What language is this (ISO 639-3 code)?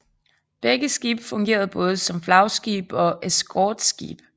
dan